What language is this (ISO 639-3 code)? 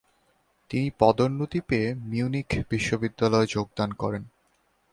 ben